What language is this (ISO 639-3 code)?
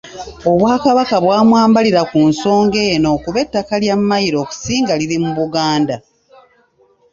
lug